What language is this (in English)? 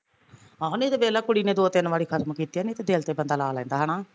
Punjabi